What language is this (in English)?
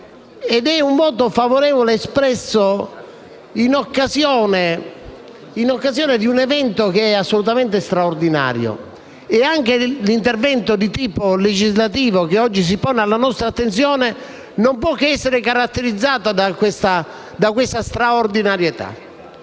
Italian